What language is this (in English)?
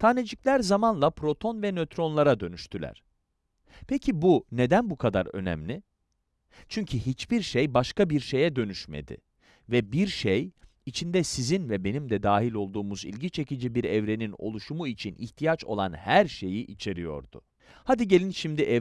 Turkish